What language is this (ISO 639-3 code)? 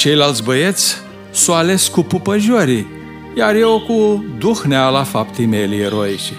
ron